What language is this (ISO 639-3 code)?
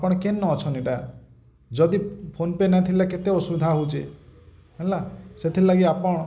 ori